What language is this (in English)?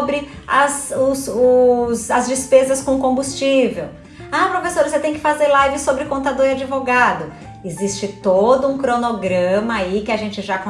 Portuguese